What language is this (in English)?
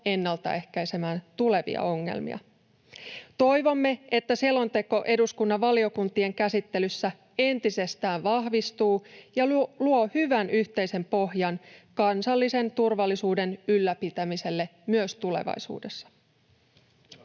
Finnish